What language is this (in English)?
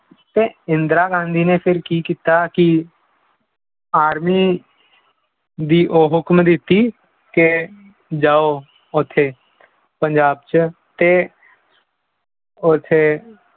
Punjabi